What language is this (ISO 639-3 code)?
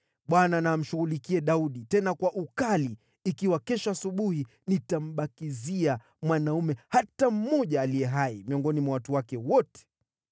swa